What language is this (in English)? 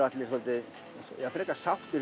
Icelandic